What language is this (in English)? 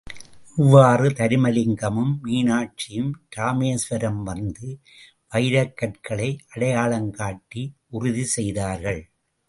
Tamil